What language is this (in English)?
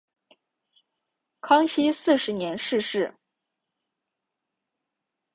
Chinese